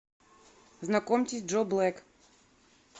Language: Russian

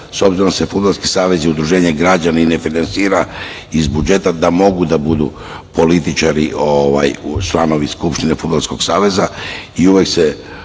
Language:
Serbian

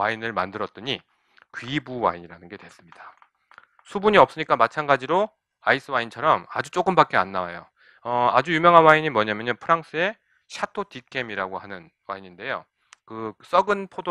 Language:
Korean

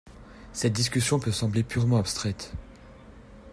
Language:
French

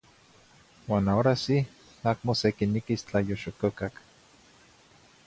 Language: Zacatlán-Ahuacatlán-Tepetzintla Nahuatl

